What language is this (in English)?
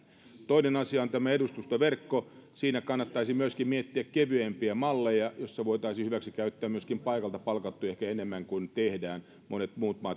Finnish